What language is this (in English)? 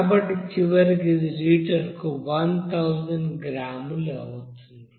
Telugu